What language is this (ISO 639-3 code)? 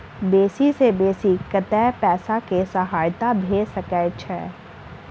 mai